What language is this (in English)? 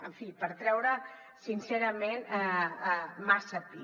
Catalan